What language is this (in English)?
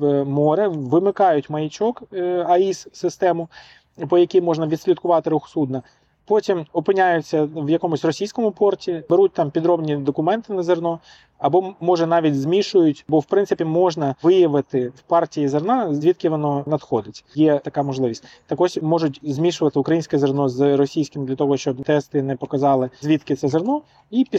Ukrainian